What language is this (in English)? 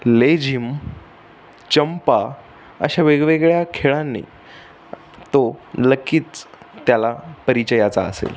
Marathi